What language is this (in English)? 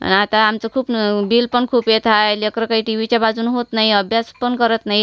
Marathi